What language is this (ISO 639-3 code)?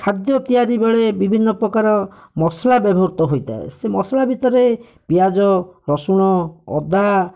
ori